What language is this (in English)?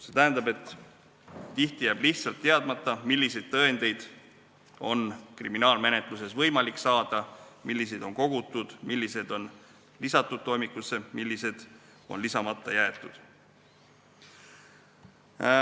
Estonian